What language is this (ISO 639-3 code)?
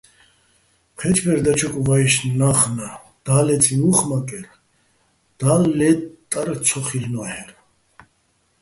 bbl